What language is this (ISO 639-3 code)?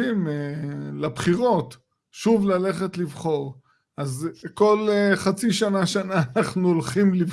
heb